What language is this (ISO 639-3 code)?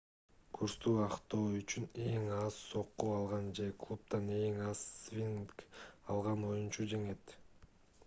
kir